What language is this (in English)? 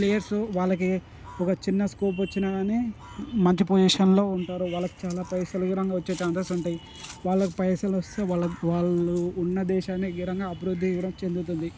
Telugu